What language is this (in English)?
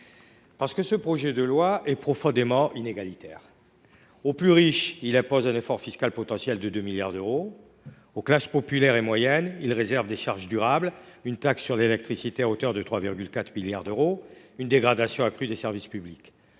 French